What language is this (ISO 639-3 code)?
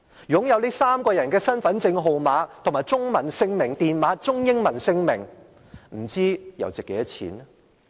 yue